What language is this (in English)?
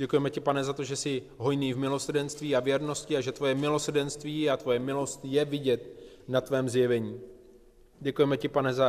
Czech